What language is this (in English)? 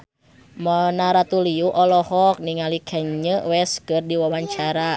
Sundanese